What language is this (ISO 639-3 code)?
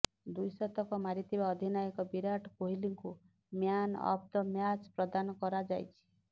ori